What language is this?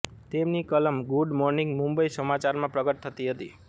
Gujarati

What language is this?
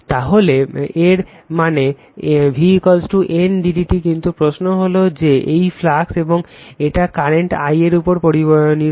Bangla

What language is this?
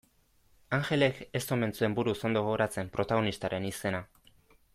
Basque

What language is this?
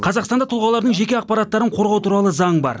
Kazakh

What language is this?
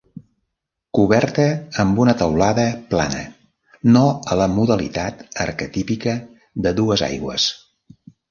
Catalan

